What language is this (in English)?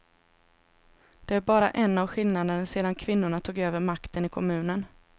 Swedish